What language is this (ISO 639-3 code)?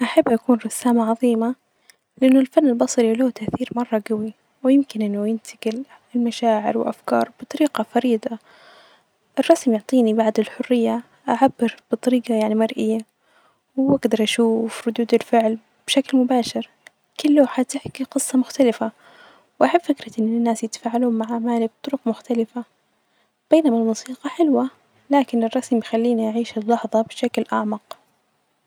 ars